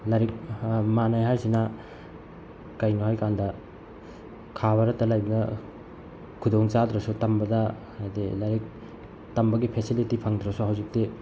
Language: Manipuri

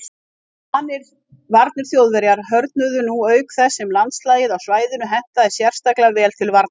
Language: Icelandic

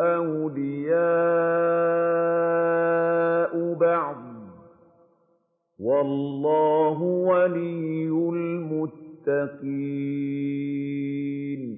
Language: Arabic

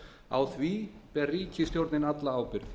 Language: Icelandic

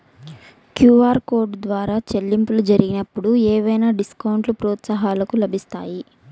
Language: Telugu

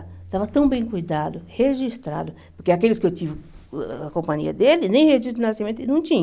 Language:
Portuguese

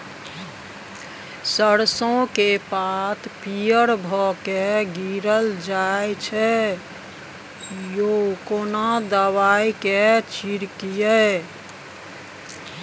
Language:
Maithili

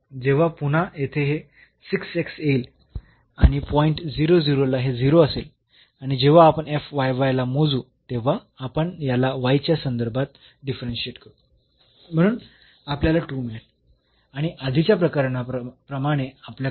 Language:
Marathi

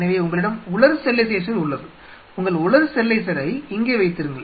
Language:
Tamil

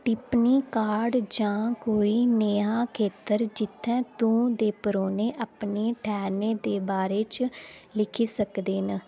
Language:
Dogri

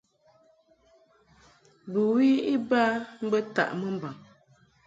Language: Mungaka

